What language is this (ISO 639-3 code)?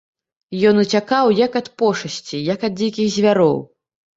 bel